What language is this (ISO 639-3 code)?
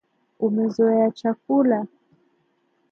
swa